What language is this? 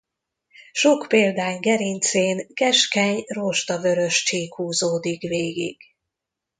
Hungarian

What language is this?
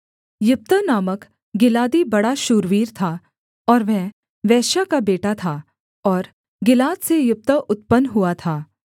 Hindi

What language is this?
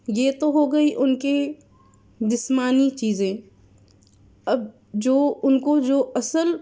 Urdu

